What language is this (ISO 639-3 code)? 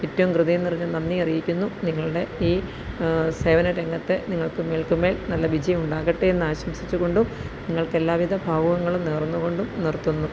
mal